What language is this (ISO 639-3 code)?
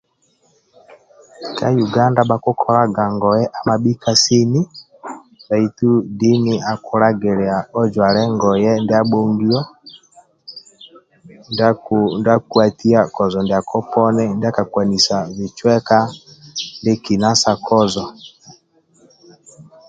rwm